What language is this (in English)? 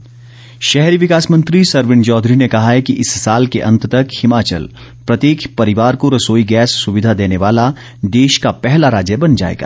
Hindi